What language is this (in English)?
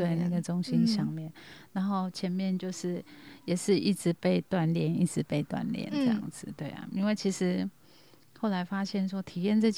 Chinese